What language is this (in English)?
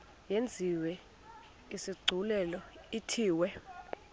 Xhosa